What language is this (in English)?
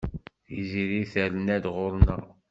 Kabyle